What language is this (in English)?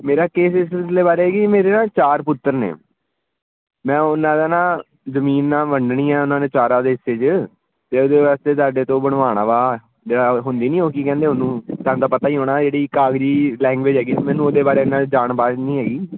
Punjabi